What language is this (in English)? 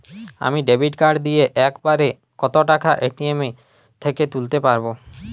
Bangla